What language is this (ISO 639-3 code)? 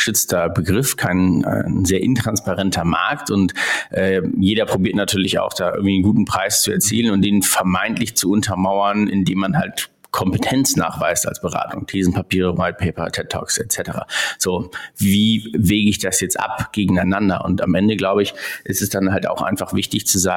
deu